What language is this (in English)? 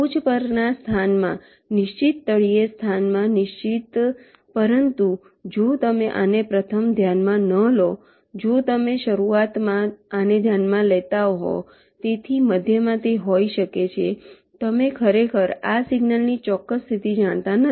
Gujarati